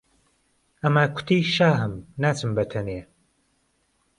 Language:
Central Kurdish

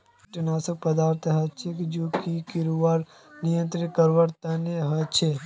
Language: Magahi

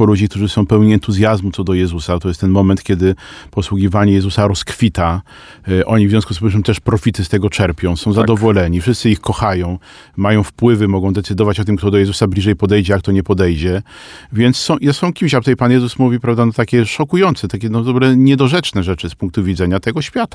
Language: Polish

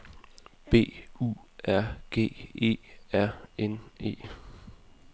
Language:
Danish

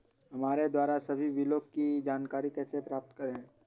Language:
Hindi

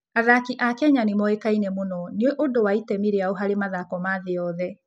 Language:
Kikuyu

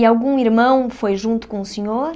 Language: Portuguese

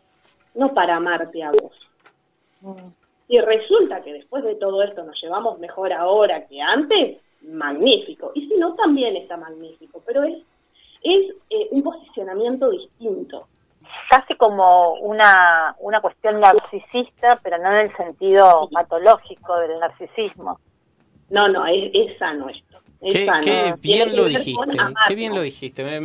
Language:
Spanish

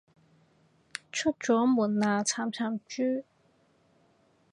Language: Cantonese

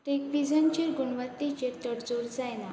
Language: Konkani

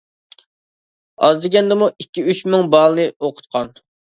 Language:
Uyghur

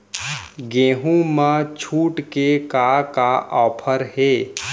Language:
Chhattisgarhi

